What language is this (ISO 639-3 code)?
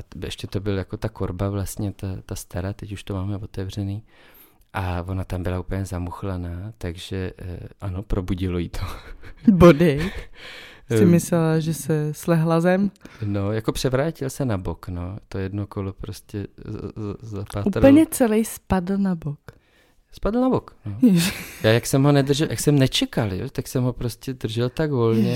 ces